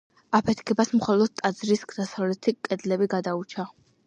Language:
Georgian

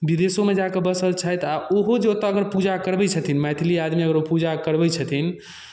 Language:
Maithili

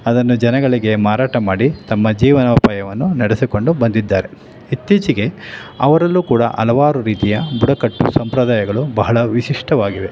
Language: Kannada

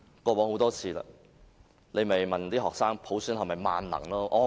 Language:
Cantonese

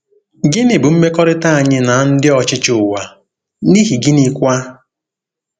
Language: Igbo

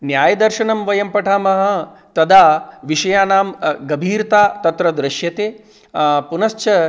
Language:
Sanskrit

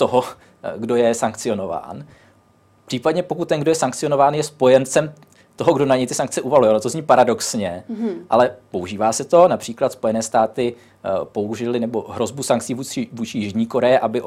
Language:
Czech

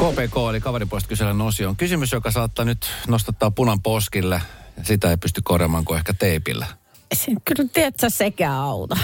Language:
Finnish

